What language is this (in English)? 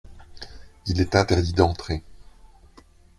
French